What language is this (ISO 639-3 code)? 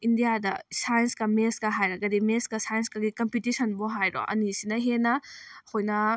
mni